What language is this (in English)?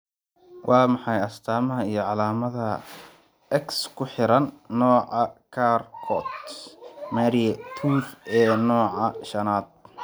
Somali